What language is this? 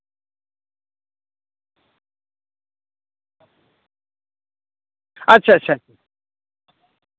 Santali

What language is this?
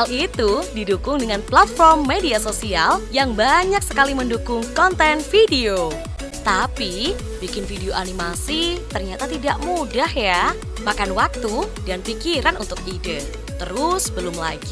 Indonesian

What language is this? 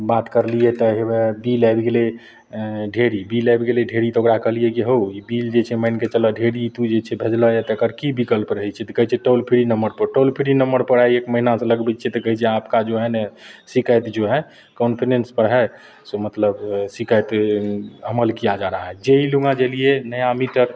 Maithili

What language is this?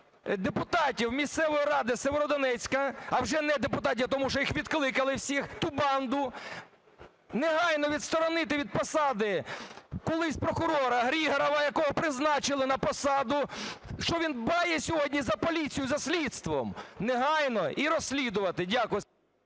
Ukrainian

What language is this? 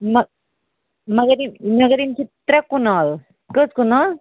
Kashmiri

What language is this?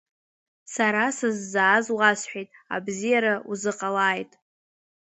Abkhazian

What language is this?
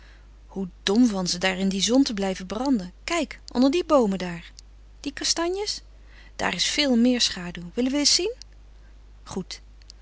Dutch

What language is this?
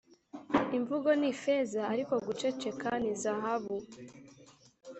Kinyarwanda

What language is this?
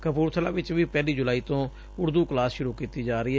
Punjabi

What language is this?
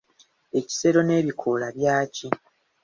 Ganda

